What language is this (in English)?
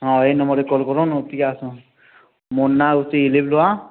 Odia